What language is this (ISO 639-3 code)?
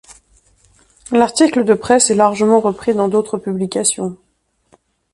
fra